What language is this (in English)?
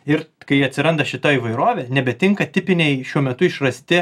Lithuanian